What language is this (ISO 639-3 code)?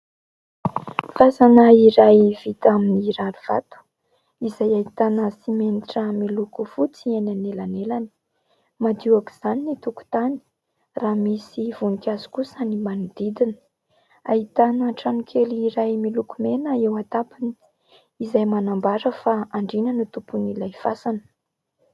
mlg